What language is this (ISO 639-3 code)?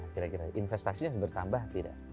ind